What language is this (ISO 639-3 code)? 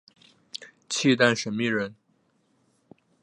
zho